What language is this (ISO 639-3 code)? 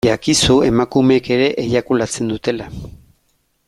eus